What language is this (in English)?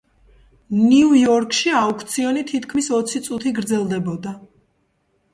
Georgian